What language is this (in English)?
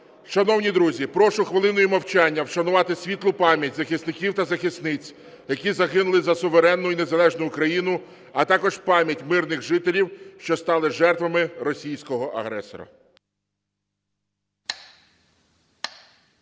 Ukrainian